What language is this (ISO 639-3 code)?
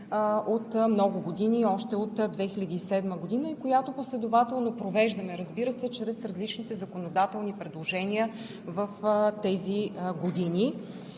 bul